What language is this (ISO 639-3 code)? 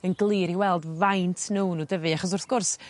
cym